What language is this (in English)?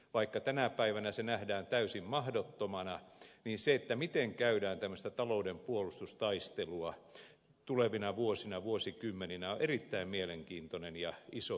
Finnish